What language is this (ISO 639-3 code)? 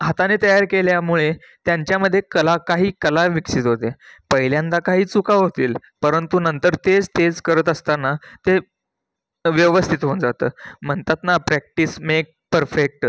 mar